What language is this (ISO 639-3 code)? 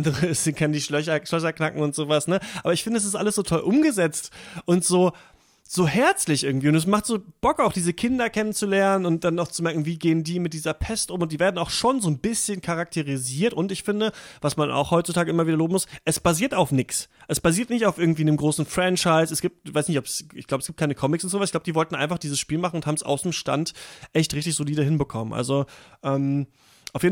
deu